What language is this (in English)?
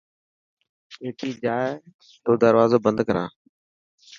Dhatki